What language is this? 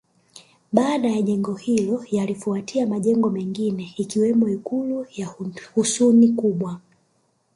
Swahili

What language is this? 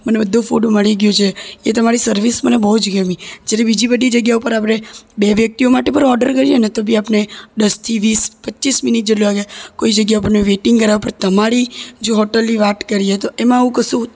Gujarati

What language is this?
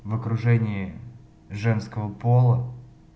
Russian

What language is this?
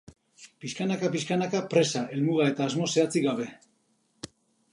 Basque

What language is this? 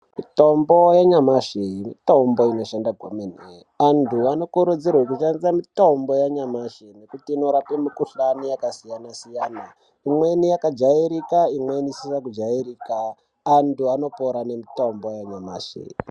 Ndau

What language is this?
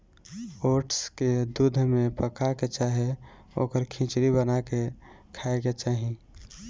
Bhojpuri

